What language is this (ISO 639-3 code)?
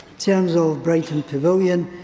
eng